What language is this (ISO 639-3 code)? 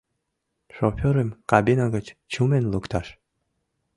chm